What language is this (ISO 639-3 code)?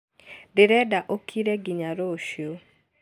kik